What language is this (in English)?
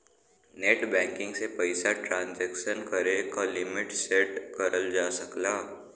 Bhojpuri